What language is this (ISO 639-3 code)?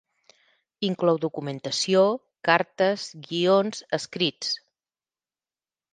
cat